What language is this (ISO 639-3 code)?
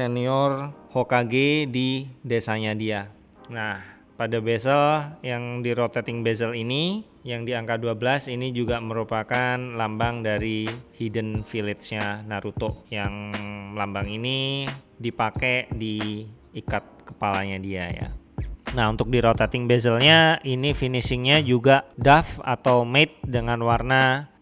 ind